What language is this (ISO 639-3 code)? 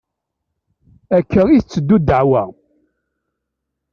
kab